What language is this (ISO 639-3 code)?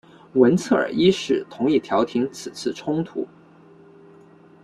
zho